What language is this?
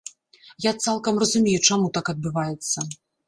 Belarusian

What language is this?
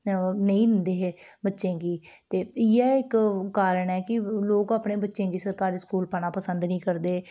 Dogri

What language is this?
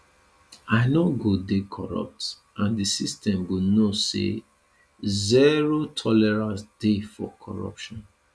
Nigerian Pidgin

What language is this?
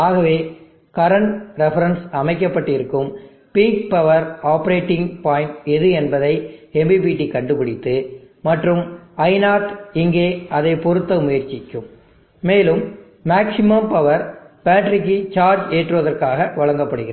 Tamil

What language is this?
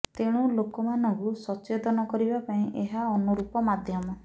Odia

